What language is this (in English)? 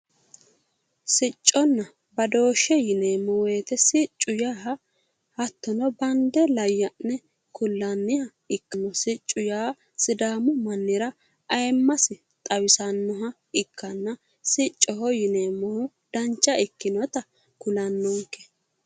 Sidamo